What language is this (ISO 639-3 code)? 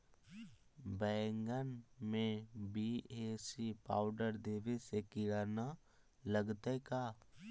mag